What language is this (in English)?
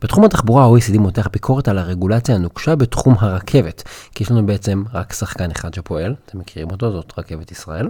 Hebrew